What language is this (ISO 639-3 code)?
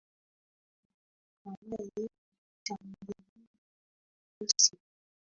swa